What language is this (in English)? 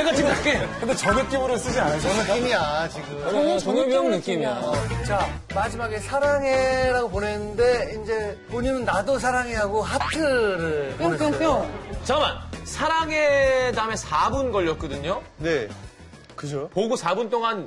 Korean